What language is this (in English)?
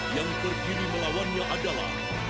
Indonesian